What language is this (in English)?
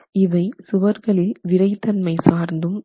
Tamil